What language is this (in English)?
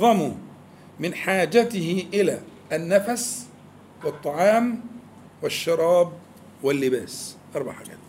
Arabic